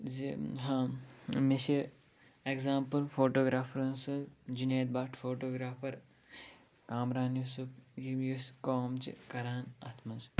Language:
Kashmiri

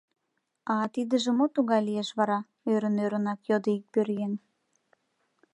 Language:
Mari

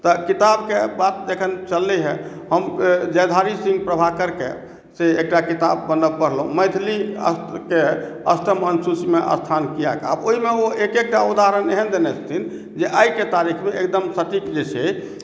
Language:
Maithili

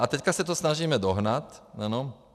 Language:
Czech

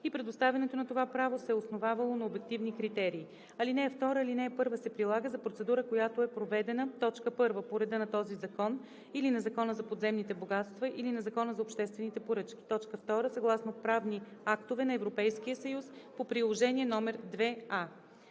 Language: Bulgarian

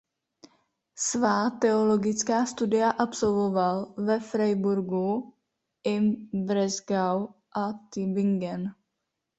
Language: Czech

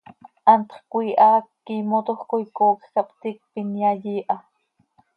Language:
Seri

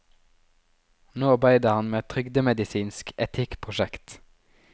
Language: Norwegian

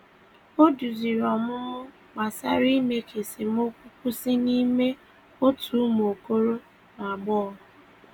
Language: Igbo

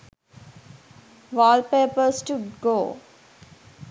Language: Sinhala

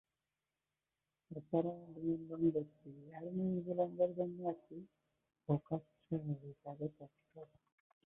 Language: Bangla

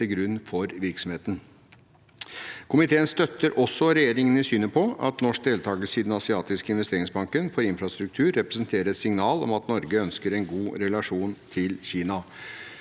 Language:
Norwegian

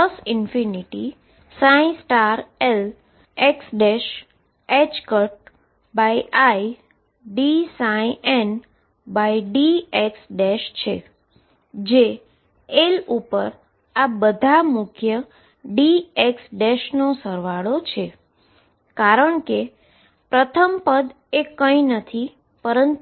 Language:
Gujarati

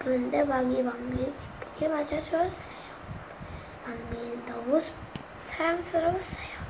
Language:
Korean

